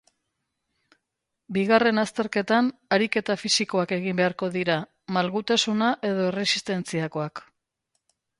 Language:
Basque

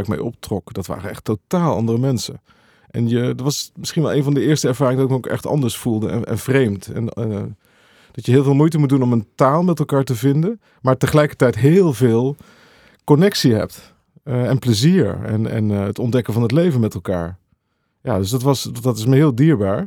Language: Dutch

